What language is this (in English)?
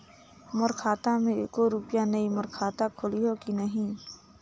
Chhattisgarhi